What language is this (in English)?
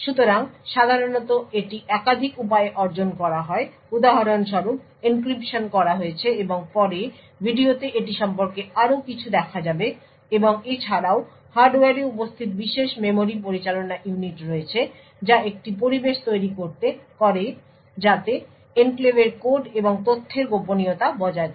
Bangla